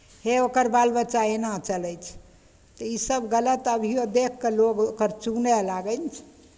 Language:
Maithili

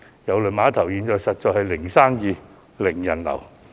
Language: Cantonese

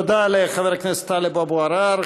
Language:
Hebrew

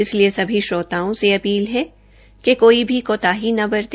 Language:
Hindi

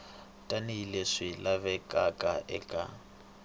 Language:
Tsonga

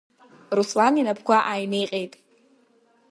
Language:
Abkhazian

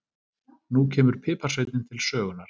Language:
Icelandic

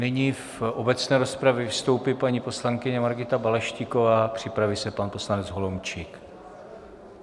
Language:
Czech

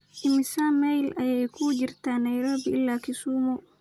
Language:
Somali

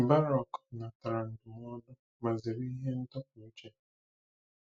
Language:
Igbo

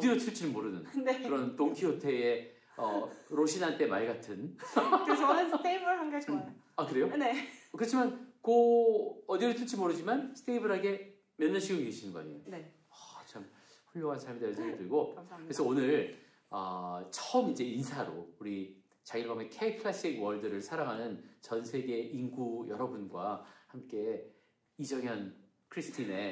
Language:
Korean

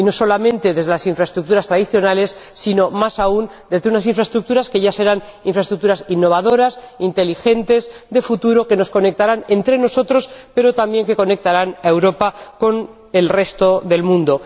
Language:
Spanish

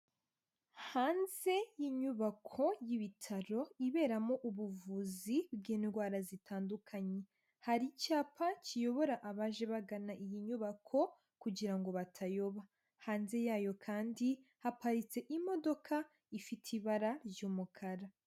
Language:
Kinyarwanda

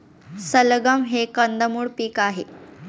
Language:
Marathi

